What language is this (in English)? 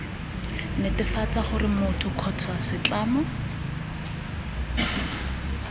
Tswana